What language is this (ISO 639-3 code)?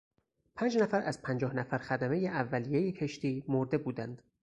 fas